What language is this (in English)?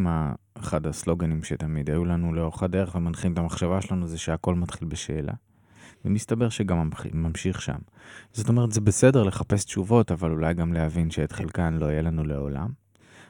Hebrew